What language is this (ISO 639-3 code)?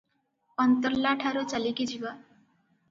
ori